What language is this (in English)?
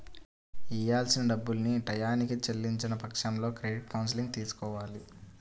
Telugu